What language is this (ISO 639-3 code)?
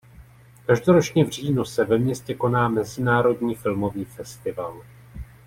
ces